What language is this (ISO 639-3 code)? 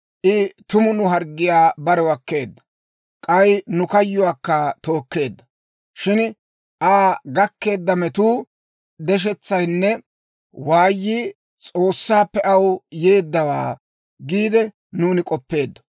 dwr